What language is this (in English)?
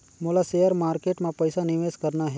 Chhattisgarhi